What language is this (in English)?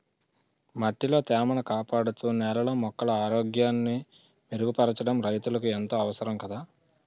Telugu